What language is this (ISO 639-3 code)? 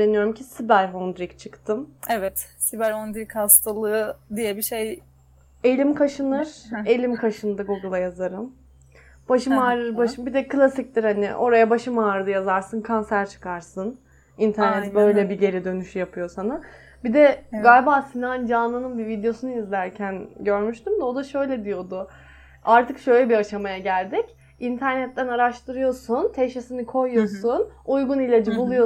tur